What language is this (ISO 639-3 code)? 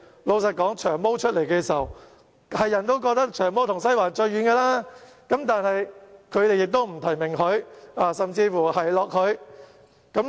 yue